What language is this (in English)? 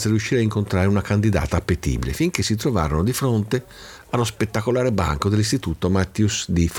Italian